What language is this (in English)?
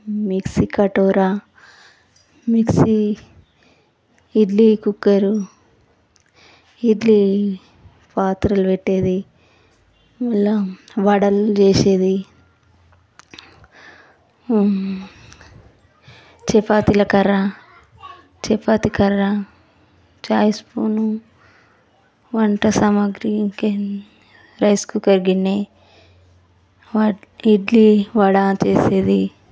Telugu